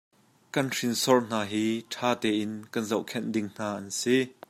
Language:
Hakha Chin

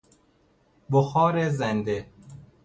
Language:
Persian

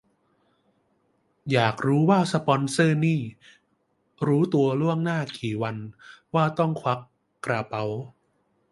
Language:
Thai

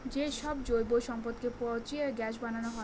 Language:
Bangla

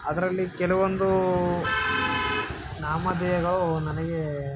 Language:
Kannada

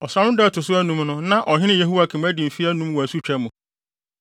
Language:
Akan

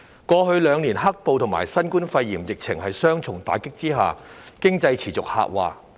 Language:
Cantonese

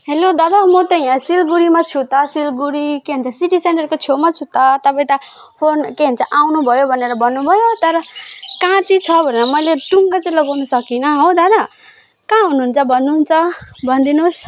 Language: Nepali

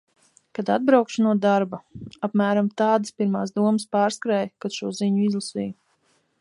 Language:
Latvian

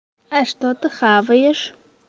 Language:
Russian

